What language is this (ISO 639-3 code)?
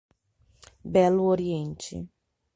por